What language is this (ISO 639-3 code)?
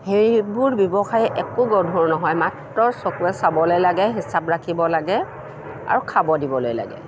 asm